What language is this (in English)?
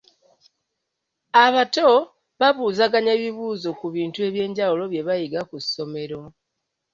Ganda